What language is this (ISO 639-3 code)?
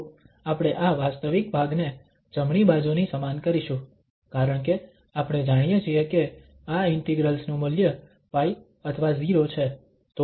guj